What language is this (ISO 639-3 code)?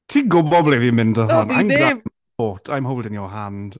cym